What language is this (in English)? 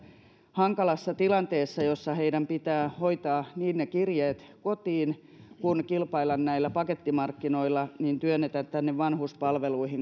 Finnish